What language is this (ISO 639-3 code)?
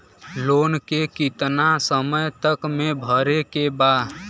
bho